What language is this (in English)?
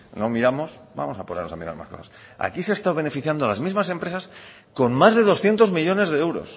Spanish